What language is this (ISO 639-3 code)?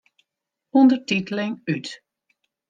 fry